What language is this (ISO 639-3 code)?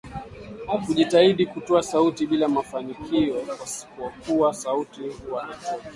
swa